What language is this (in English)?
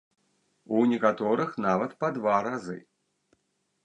Belarusian